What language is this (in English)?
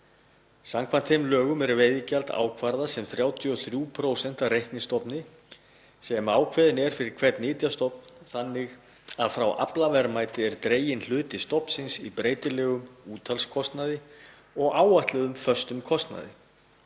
Icelandic